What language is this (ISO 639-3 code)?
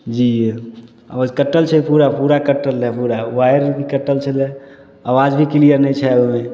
mai